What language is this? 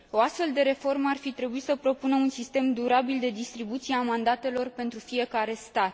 Romanian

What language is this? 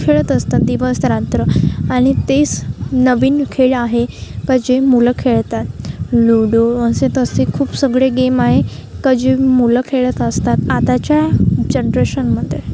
Marathi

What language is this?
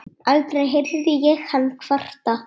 Icelandic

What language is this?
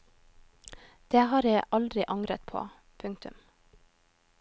Norwegian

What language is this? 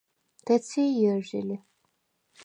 Svan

